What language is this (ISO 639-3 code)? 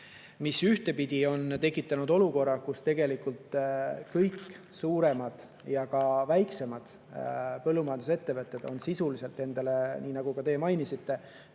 est